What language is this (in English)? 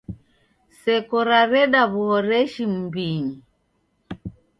Taita